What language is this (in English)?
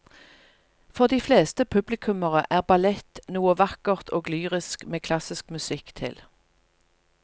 Norwegian